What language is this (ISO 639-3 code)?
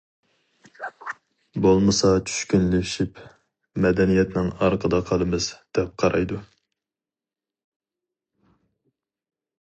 uig